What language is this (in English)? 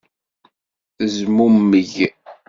Kabyle